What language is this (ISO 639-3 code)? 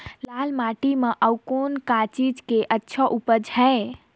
hne